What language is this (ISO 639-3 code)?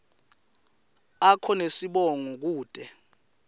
ssw